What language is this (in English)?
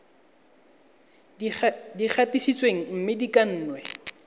Tswana